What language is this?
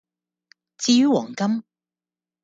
Cantonese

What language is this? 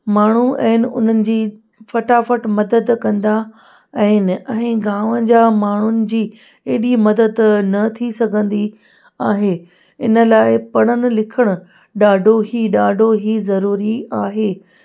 Sindhi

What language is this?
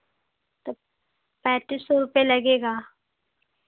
Hindi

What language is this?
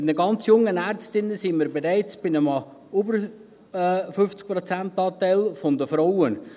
Swiss German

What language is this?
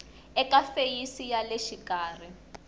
Tsonga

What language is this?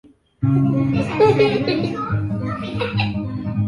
Swahili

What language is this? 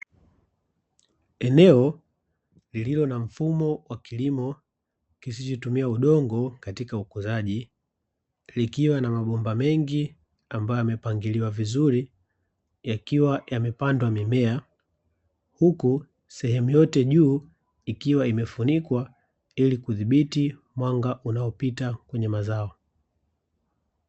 Swahili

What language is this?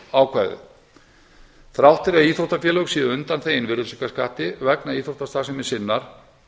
Icelandic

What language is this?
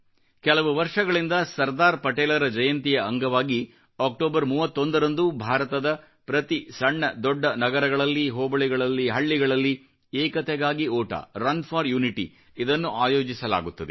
Kannada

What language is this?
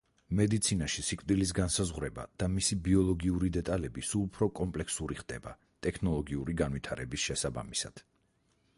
Georgian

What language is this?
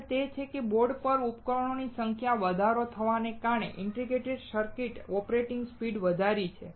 Gujarati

